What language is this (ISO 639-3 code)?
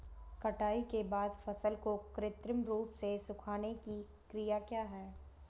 hin